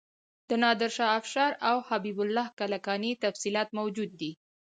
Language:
Pashto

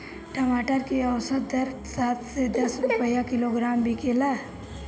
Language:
Bhojpuri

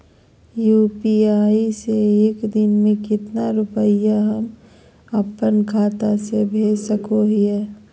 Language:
Magahi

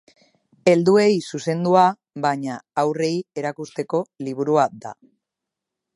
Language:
Basque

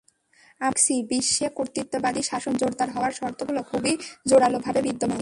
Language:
Bangla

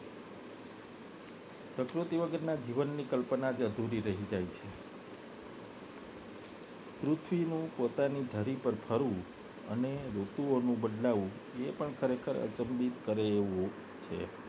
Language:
Gujarati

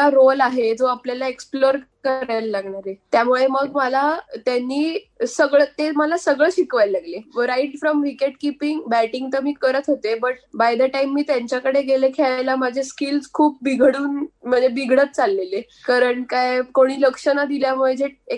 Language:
Marathi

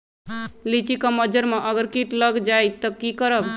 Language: Magahi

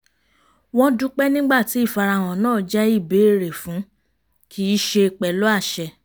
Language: Yoruba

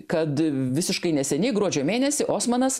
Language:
Lithuanian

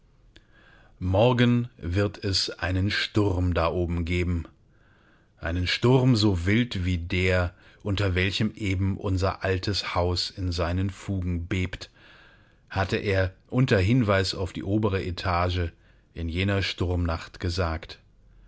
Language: German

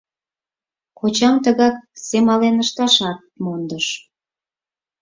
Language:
Mari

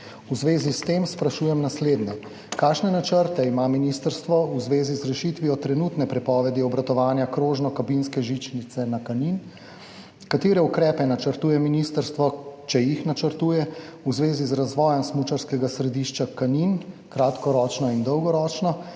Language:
Slovenian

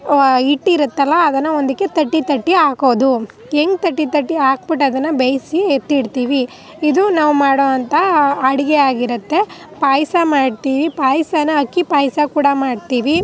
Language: Kannada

